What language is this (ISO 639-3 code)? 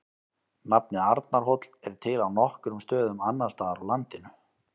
isl